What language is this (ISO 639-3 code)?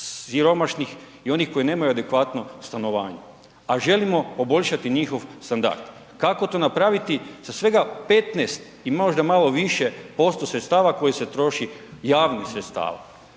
hrv